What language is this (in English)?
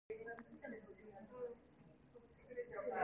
Korean